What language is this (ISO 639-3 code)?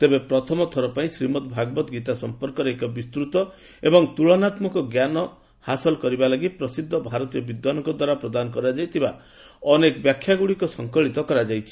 ori